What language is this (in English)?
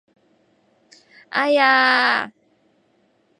Cantonese